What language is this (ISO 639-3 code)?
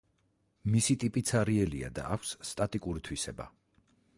kat